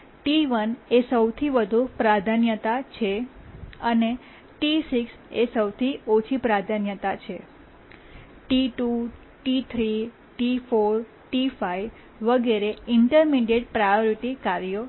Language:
Gujarati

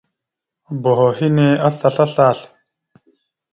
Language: Mada (Cameroon)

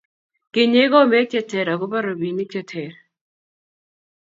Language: Kalenjin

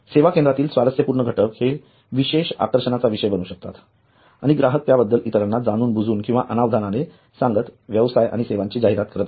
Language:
Marathi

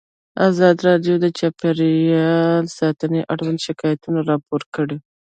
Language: Pashto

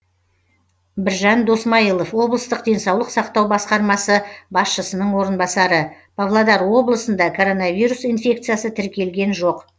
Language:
Kazakh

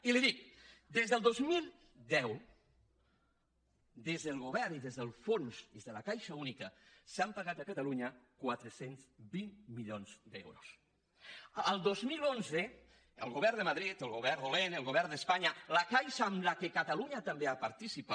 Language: Catalan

